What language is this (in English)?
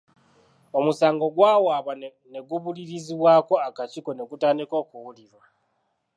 Ganda